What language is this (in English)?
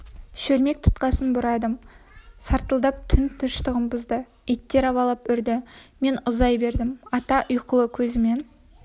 Kazakh